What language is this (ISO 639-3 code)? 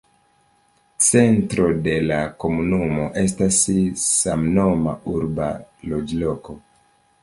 epo